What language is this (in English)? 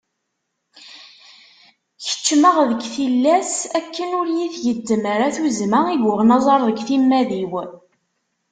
Kabyle